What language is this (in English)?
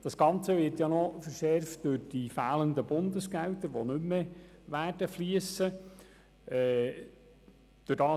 Swiss German